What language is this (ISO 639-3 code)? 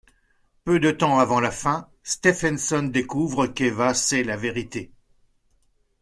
fra